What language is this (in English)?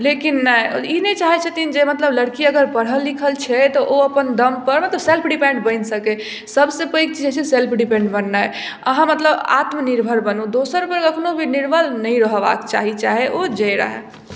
Maithili